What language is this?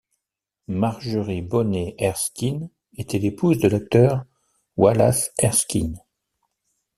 French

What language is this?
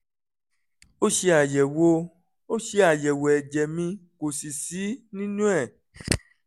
Yoruba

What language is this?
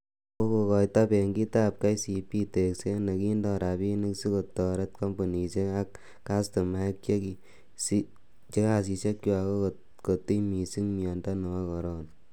Kalenjin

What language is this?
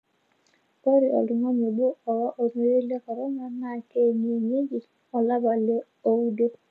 Masai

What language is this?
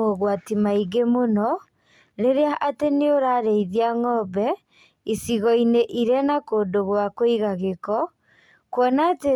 Kikuyu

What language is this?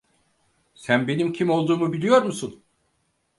Turkish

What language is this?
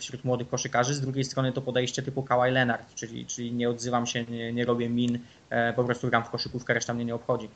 Polish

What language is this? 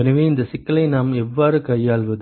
Tamil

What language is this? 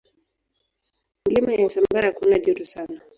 Swahili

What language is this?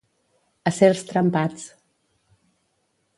Catalan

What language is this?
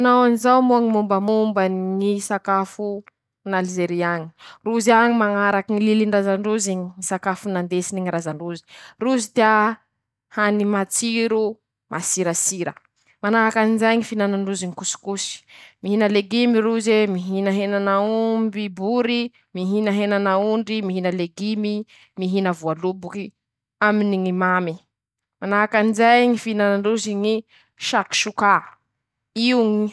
Masikoro Malagasy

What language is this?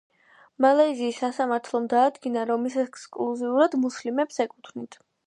Georgian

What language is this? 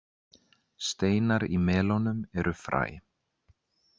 Icelandic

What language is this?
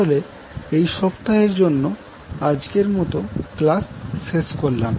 Bangla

